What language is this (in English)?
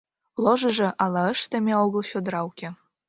Mari